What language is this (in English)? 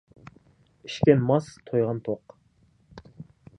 Kazakh